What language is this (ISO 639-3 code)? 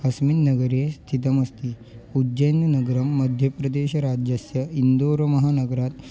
san